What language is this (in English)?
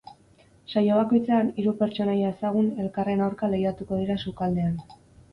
Basque